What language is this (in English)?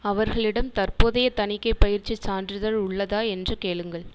Tamil